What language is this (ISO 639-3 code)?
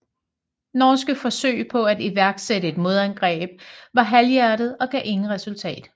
dan